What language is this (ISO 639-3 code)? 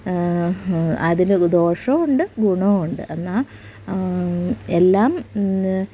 mal